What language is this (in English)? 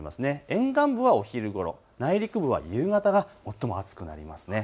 Japanese